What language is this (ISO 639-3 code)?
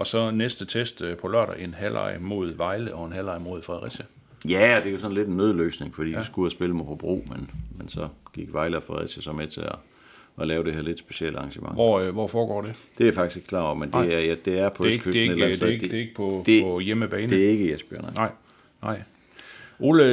dan